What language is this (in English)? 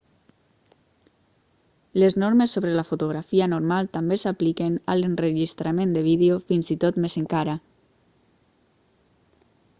Catalan